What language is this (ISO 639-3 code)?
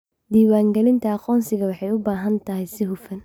som